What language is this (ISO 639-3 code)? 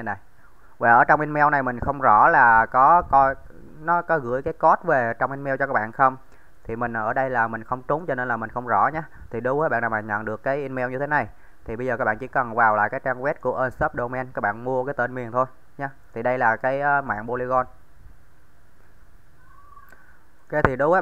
vie